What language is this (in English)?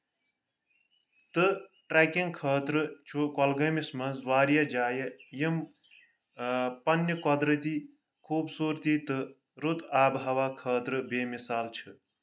Kashmiri